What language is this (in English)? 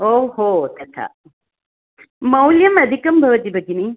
Sanskrit